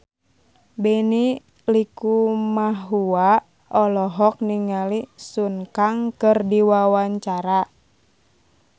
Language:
Sundanese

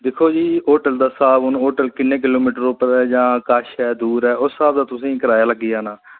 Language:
Dogri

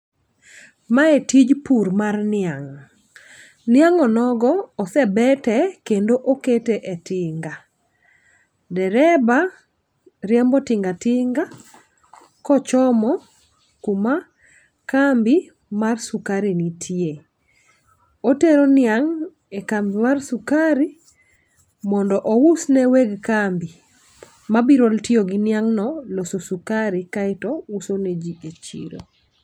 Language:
Luo (Kenya and Tanzania)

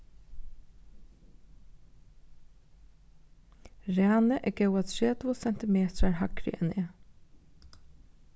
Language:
Faroese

